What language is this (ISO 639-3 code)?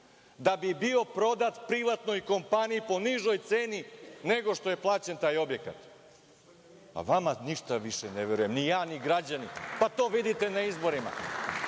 srp